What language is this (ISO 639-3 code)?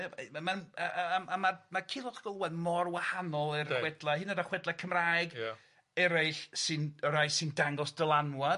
cym